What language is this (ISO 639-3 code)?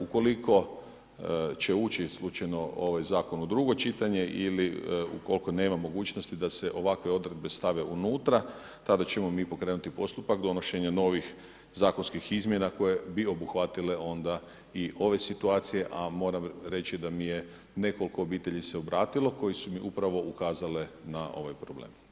hrv